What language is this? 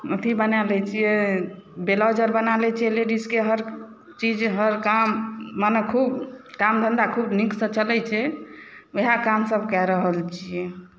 Maithili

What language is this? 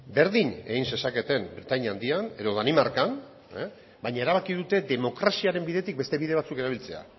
Basque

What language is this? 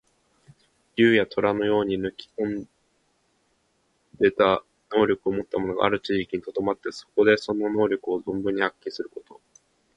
Japanese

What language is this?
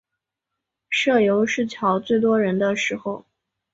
Chinese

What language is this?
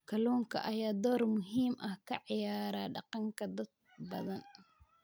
Somali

